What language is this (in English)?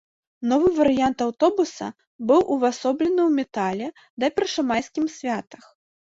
Belarusian